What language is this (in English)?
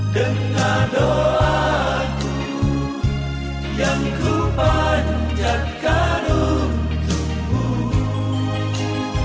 Indonesian